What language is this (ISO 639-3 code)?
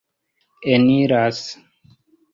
epo